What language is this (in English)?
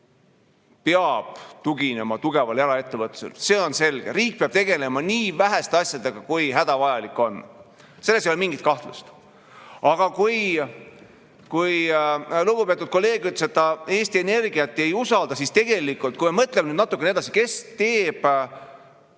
Estonian